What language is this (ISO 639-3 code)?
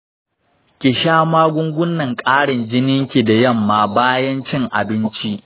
hau